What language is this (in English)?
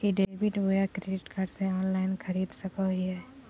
Magahi